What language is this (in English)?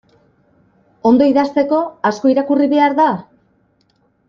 Basque